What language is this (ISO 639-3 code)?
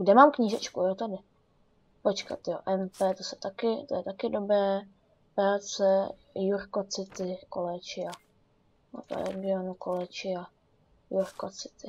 ces